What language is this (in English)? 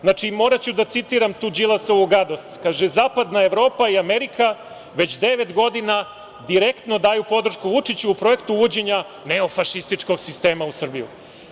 Serbian